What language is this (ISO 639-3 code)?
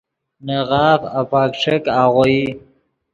ydg